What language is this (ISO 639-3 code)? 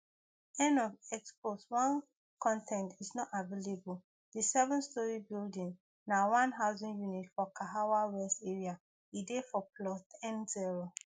pcm